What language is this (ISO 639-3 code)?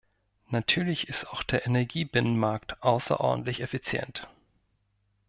deu